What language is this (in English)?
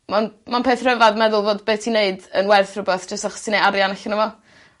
Welsh